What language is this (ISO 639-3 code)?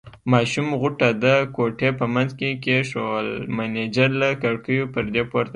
pus